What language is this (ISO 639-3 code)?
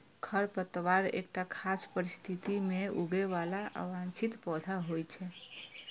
mai